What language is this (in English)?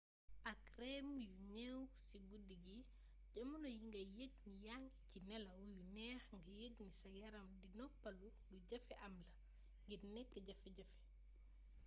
Wolof